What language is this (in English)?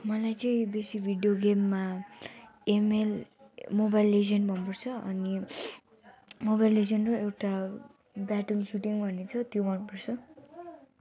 Nepali